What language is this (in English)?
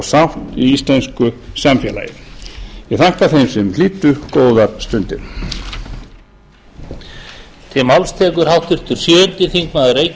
Icelandic